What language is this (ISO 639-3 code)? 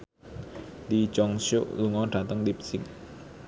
jav